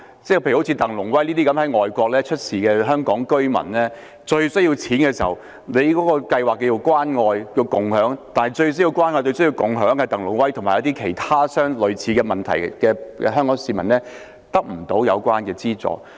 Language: Cantonese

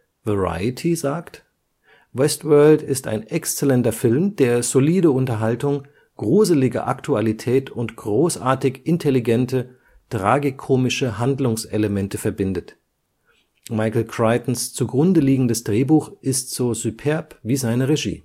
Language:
German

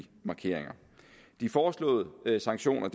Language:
Danish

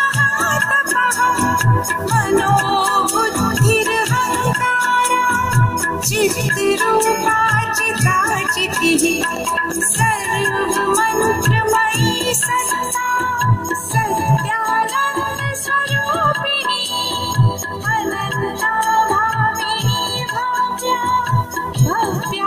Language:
Romanian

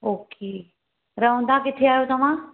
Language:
Sindhi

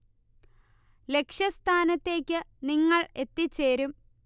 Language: Malayalam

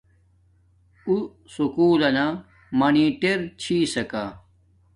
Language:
Domaaki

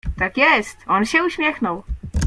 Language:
Polish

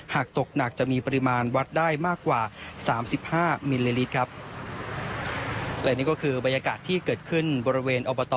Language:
Thai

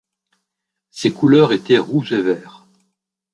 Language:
French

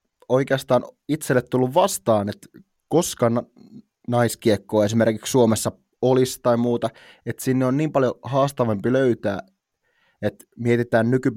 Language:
Finnish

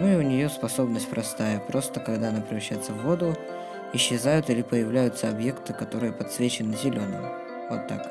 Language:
Russian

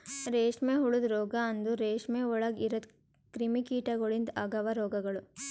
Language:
Kannada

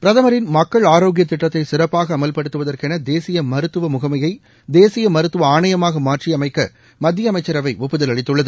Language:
Tamil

